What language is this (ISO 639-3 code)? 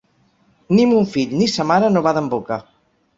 cat